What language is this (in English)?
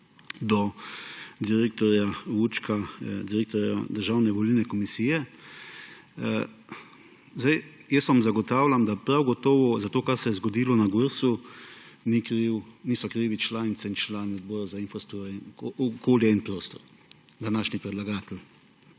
Slovenian